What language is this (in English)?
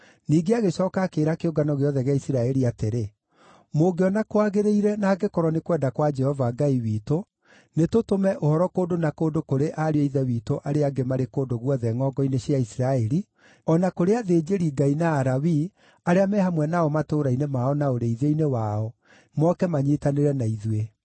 Kikuyu